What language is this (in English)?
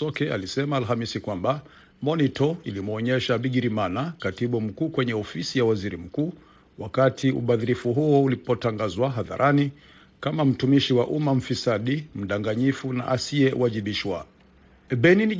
Swahili